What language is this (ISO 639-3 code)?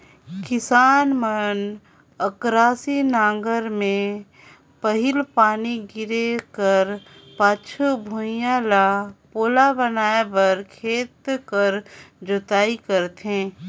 hne